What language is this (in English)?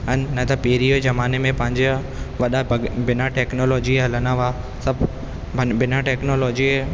Sindhi